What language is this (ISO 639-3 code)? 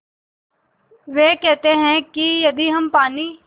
hin